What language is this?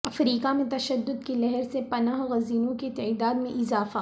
Urdu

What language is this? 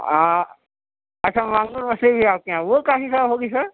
Urdu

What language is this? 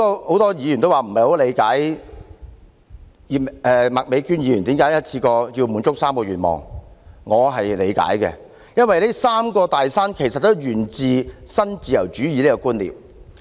Cantonese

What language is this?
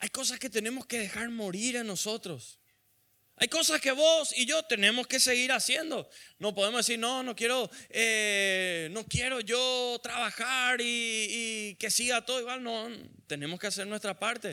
Spanish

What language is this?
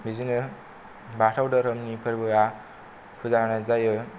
Bodo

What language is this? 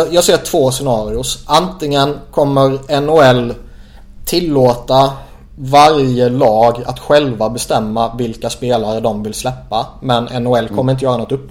Swedish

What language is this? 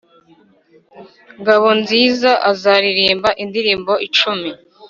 Kinyarwanda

